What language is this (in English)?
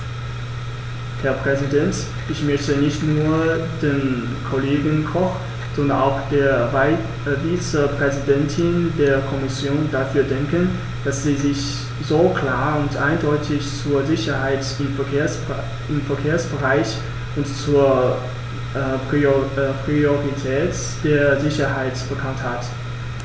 German